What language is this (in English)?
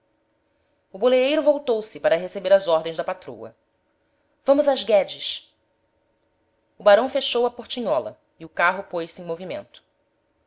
Portuguese